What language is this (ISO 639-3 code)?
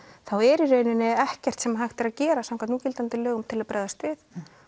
isl